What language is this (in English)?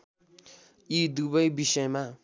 Nepali